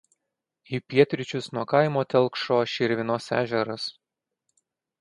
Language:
Lithuanian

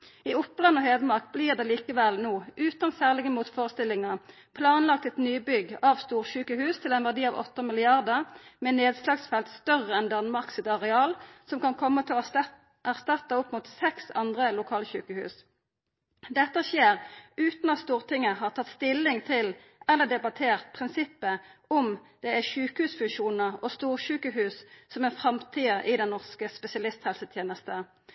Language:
Norwegian Nynorsk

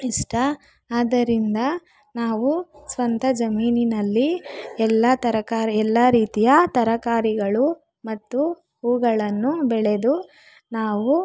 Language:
Kannada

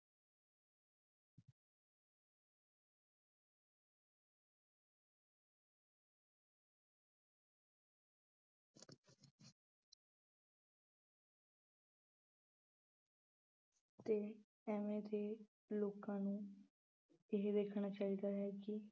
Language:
Punjabi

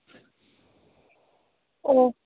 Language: Manipuri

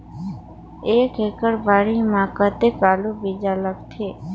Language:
Chhattisgarhi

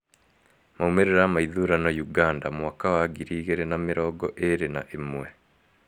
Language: Kikuyu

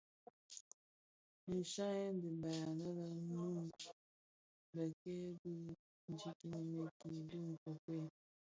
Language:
Bafia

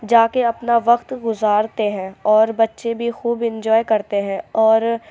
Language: Urdu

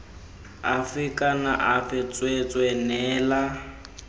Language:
Tswana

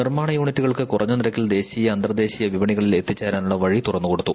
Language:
Malayalam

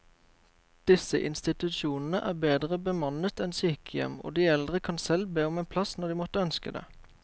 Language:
Norwegian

